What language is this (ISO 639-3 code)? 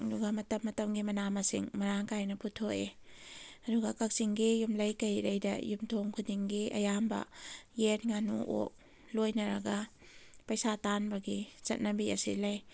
mni